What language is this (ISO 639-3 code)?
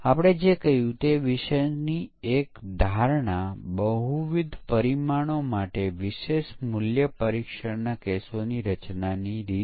guj